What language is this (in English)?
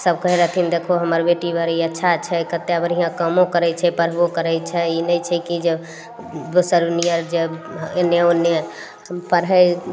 Maithili